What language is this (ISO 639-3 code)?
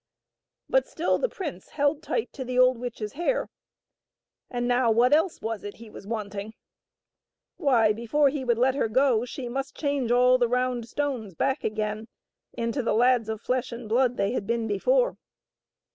eng